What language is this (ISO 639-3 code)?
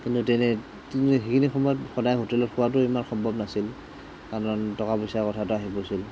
asm